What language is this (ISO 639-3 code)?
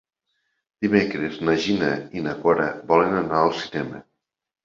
cat